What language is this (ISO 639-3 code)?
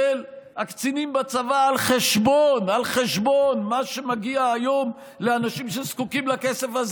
heb